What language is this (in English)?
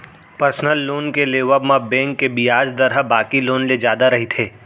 Chhattisgarhi